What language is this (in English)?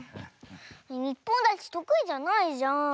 Japanese